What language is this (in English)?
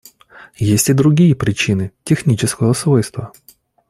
Russian